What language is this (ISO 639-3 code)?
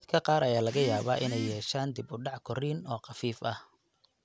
som